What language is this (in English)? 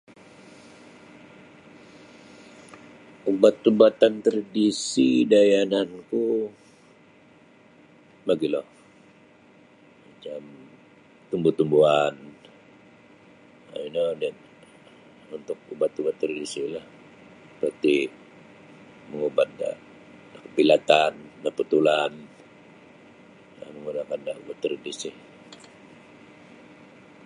Sabah Bisaya